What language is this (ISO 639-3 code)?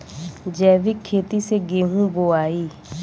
bho